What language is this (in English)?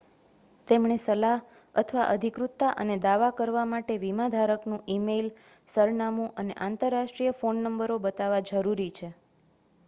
Gujarati